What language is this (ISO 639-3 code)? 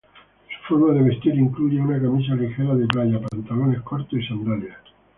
spa